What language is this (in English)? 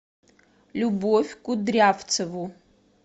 Russian